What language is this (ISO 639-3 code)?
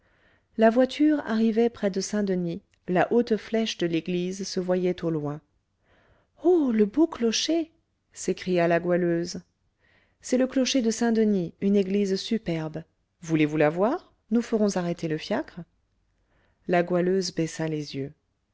fra